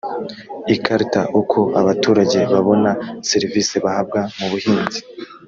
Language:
Kinyarwanda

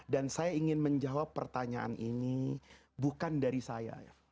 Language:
Indonesian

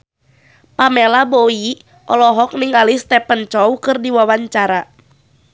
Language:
Sundanese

